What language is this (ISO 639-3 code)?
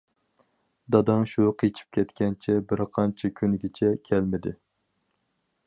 uig